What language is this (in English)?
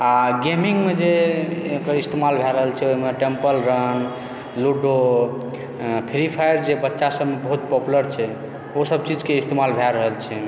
Maithili